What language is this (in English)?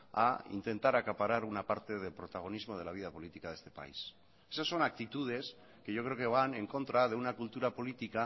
Spanish